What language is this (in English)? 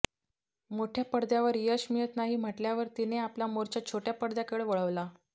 Marathi